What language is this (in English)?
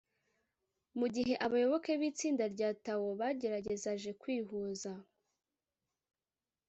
Kinyarwanda